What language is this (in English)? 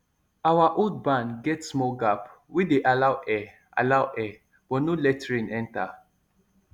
Nigerian Pidgin